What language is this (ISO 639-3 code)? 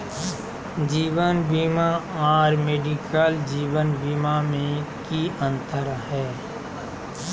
mag